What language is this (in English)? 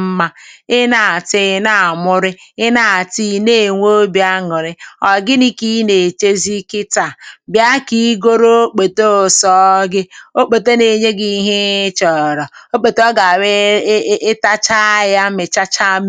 Igbo